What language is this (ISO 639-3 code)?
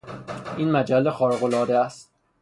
fas